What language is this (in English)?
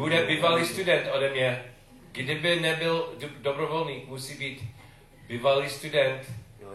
Czech